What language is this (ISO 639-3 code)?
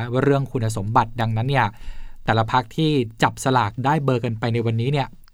tha